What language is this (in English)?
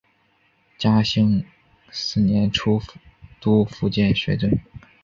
Chinese